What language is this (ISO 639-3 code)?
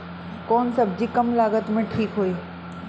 bho